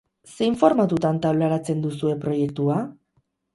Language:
Basque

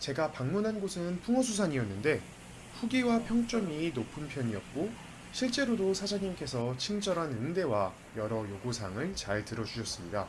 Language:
Korean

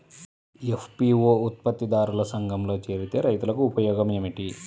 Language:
Telugu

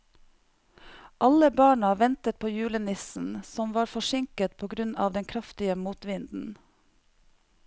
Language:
Norwegian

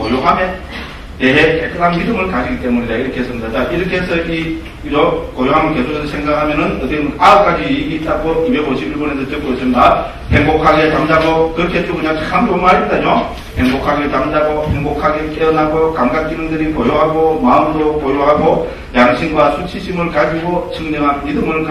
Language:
Korean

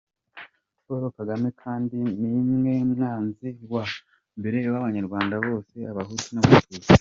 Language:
Kinyarwanda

